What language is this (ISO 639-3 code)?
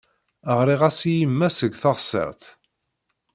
kab